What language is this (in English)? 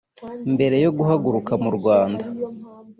Kinyarwanda